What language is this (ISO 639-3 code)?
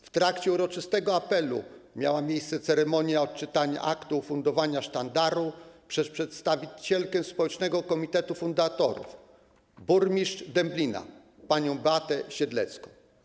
pol